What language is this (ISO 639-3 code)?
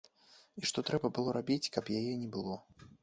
bel